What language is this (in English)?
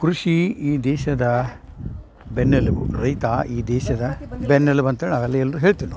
Kannada